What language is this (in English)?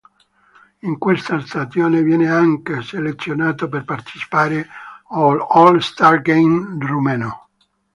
Italian